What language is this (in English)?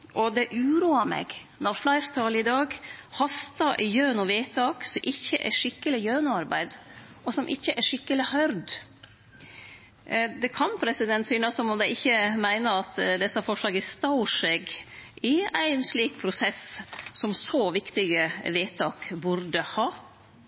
Norwegian Nynorsk